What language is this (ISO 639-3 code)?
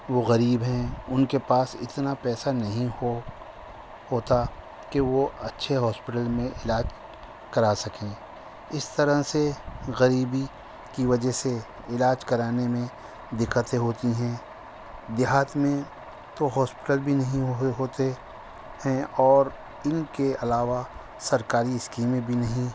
urd